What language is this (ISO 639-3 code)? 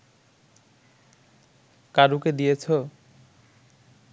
ben